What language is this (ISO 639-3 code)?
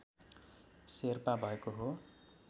nep